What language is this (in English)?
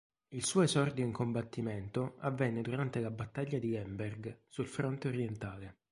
Italian